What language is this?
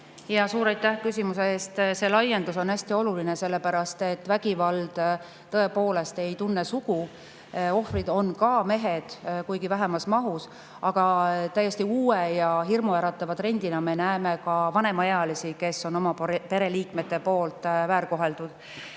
Estonian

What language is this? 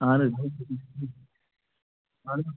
Kashmiri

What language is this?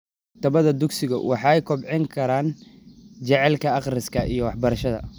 Somali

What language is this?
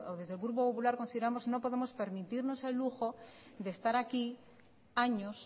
Spanish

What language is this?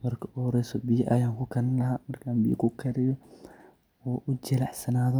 Somali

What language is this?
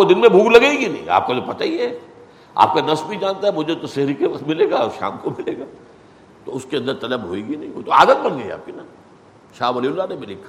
Urdu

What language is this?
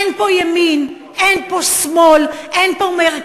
Hebrew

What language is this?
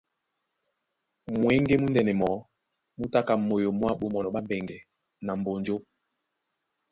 Duala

